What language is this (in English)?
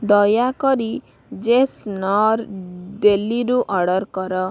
Odia